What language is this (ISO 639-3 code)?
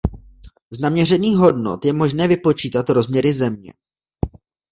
ces